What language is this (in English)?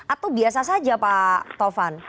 Indonesian